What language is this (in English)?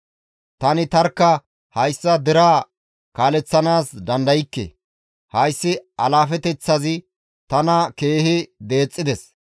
Gamo